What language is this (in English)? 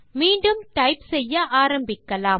Tamil